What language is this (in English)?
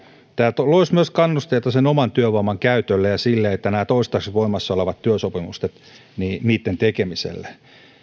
Finnish